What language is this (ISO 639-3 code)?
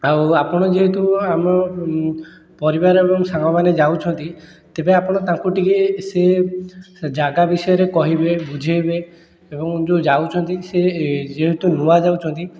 ori